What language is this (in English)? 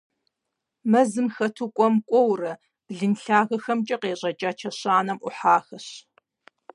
Kabardian